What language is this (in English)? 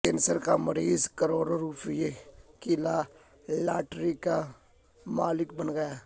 Urdu